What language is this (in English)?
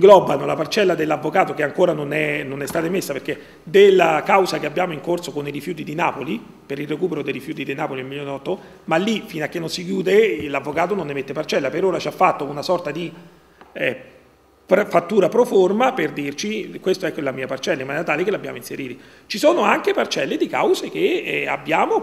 Italian